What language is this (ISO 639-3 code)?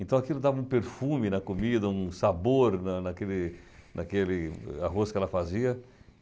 por